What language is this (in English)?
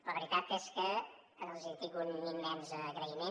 Catalan